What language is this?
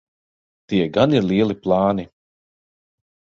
Latvian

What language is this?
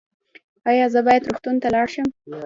Pashto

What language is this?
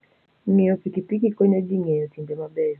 Luo (Kenya and Tanzania)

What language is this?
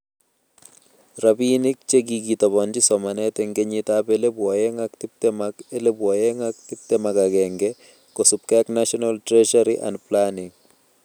Kalenjin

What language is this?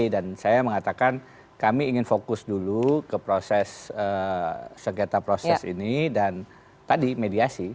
Indonesian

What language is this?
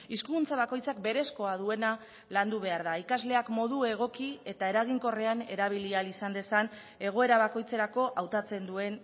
Basque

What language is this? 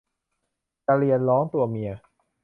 Thai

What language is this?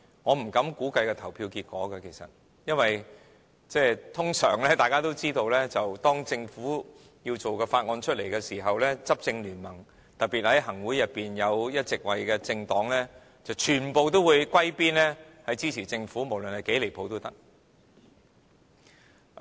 Cantonese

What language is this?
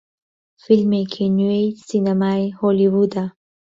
Central Kurdish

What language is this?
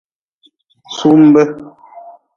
Nawdm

